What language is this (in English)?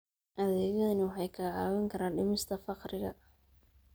Somali